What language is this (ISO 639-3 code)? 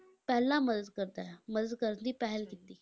pan